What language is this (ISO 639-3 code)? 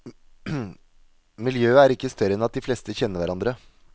nor